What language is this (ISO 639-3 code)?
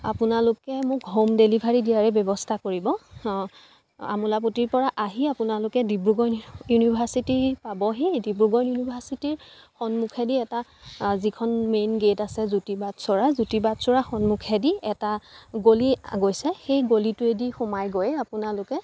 asm